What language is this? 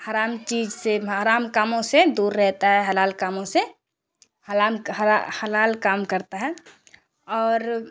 Urdu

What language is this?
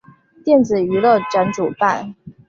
Chinese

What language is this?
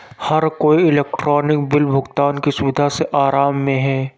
Hindi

